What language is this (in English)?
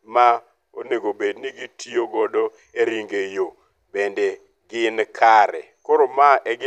Luo (Kenya and Tanzania)